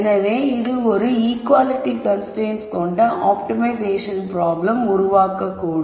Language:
Tamil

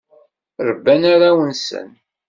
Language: Kabyle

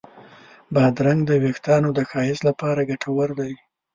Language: Pashto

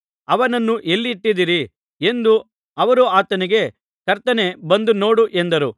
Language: Kannada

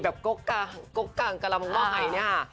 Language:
Thai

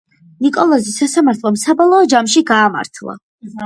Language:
Georgian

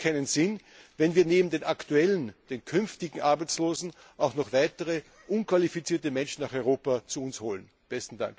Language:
German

